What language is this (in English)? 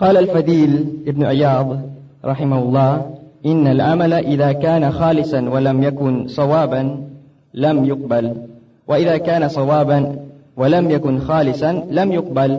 Filipino